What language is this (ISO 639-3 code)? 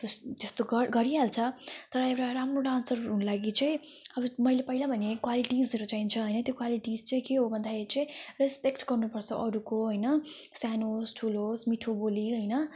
nep